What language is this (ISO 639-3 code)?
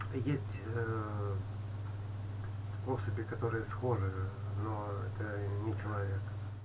rus